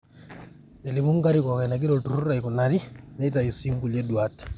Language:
Masai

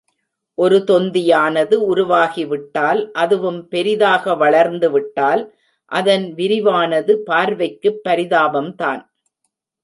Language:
Tamil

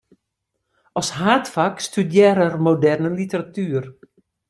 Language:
Western Frisian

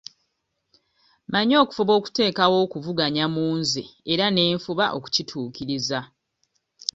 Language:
Ganda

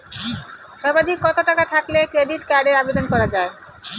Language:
Bangla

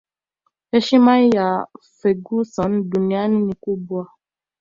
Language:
Swahili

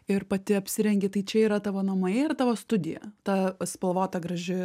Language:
Lithuanian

